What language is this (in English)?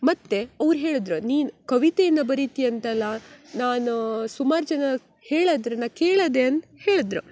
Kannada